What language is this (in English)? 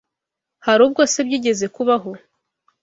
Kinyarwanda